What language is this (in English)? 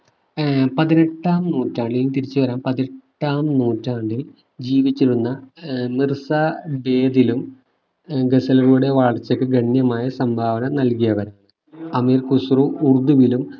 Malayalam